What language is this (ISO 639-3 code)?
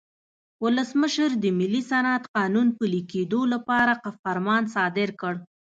pus